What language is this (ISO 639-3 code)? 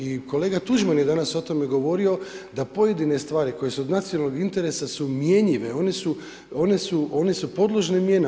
hrv